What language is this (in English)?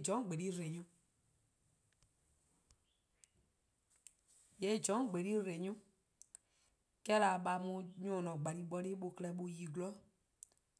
Eastern Krahn